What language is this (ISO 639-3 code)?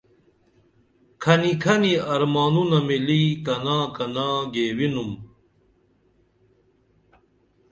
dml